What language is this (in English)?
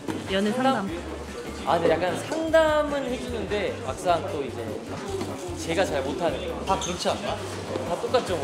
Korean